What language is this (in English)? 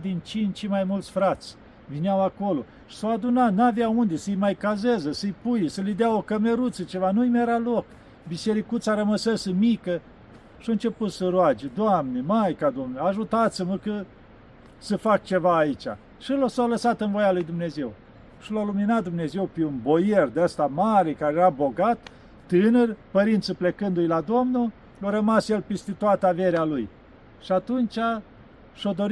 Romanian